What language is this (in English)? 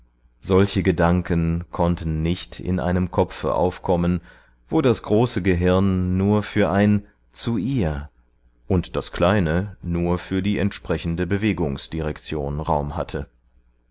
German